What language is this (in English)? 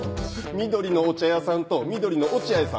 Japanese